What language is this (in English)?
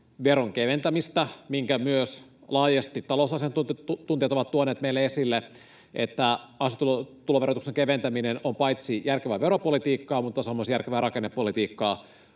Finnish